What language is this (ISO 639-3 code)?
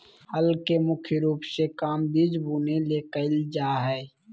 mag